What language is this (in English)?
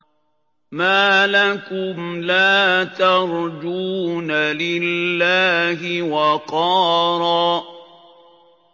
Arabic